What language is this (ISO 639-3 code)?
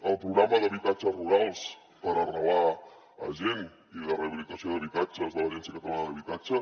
cat